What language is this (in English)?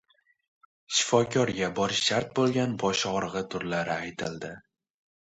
Uzbek